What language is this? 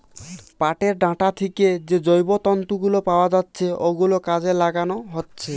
Bangla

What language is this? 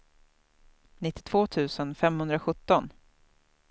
Swedish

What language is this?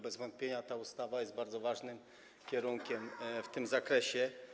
Polish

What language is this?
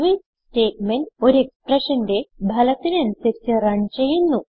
Malayalam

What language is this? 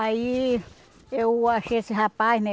Portuguese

